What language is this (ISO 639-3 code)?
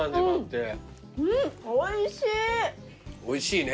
jpn